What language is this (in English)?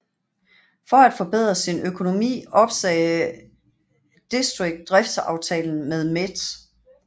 Danish